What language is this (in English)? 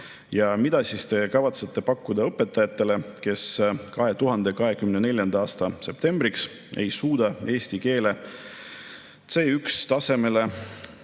Estonian